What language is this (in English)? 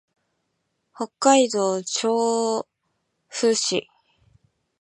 Japanese